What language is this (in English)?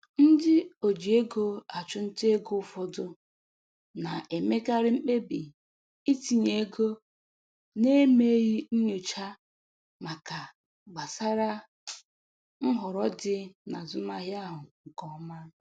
Igbo